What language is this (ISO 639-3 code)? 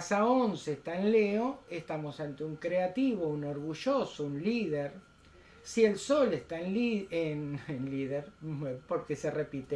spa